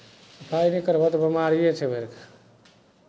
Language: Maithili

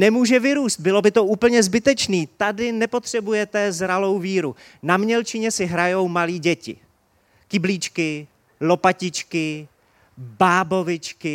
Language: Czech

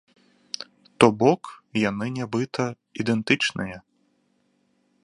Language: Belarusian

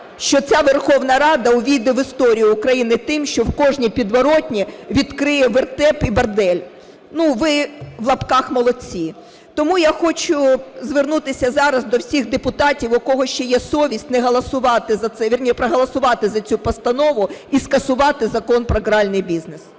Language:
Ukrainian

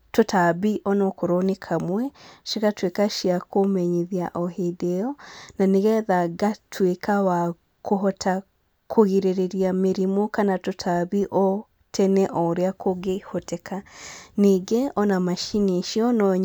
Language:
Kikuyu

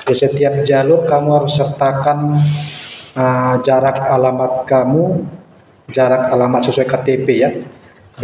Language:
Indonesian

